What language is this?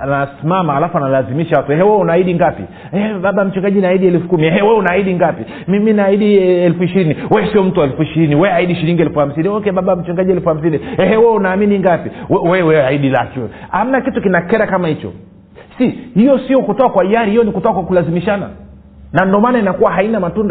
Swahili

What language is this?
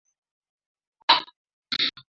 Swahili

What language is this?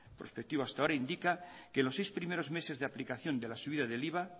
Spanish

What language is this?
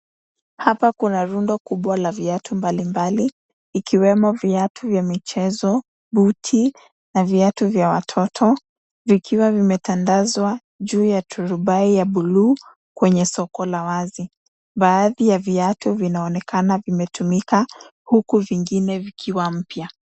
Swahili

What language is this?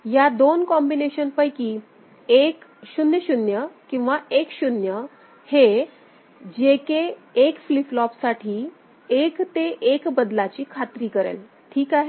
Marathi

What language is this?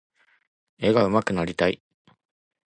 Japanese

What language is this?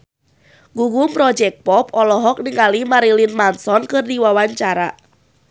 Sundanese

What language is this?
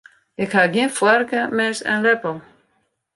Western Frisian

